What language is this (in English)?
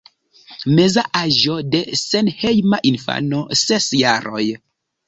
Esperanto